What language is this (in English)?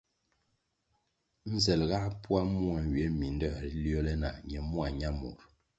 Kwasio